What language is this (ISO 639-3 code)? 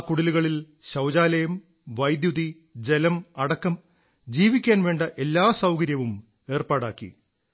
mal